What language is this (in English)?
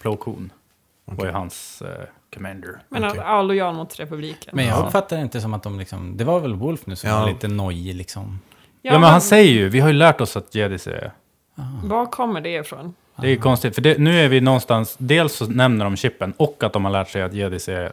Swedish